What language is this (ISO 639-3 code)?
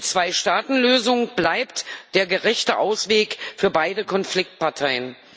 deu